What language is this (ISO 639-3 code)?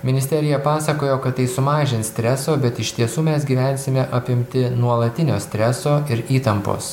lit